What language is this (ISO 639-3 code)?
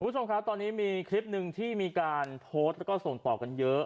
tha